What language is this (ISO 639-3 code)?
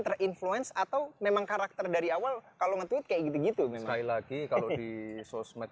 ind